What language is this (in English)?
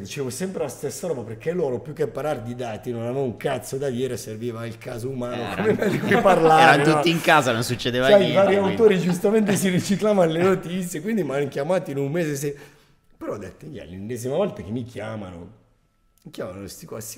Italian